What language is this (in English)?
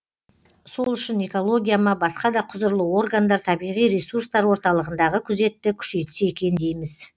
Kazakh